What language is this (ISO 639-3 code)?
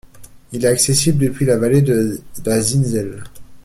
fra